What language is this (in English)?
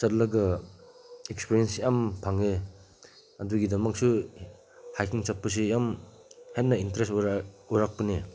Manipuri